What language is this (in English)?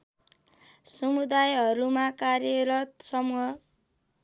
Nepali